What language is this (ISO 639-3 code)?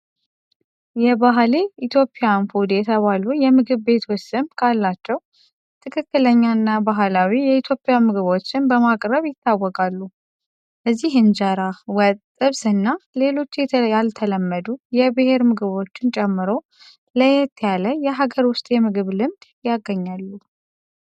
amh